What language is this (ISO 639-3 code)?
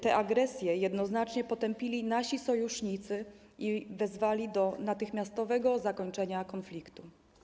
pol